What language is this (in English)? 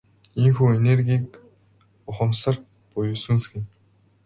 Mongolian